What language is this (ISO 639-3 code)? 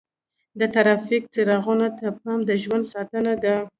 pus